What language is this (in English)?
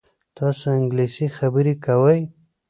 Pashto